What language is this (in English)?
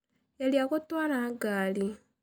Kikuyu